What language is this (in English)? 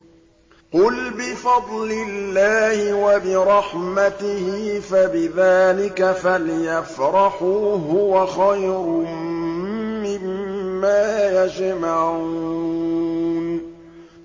Arabic